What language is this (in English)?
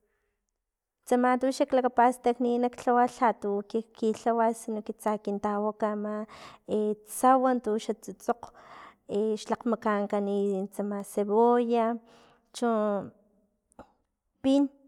Filomena Mata-Coahuitlán Totonac